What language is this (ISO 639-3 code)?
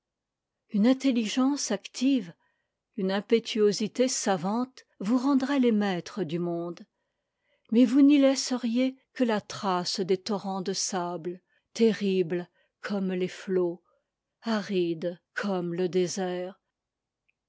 fra